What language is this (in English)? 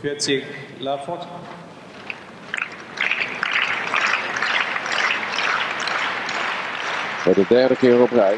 Dutch